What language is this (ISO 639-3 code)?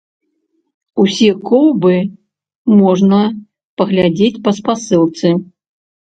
bel